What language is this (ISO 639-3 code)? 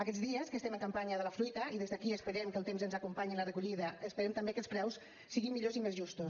cat